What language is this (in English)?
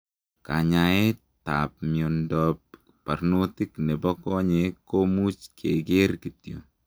Kalenjin